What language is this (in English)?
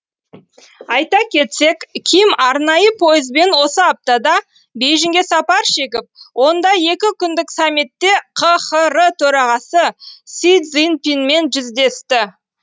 Kazakh